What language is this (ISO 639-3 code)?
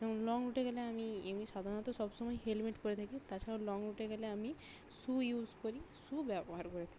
ben